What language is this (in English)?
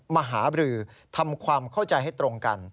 Thai